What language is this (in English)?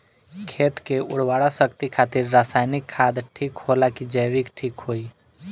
Bhojpuri